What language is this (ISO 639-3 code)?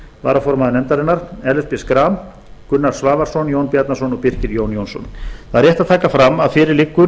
isl